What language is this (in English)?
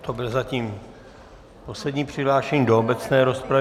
Czech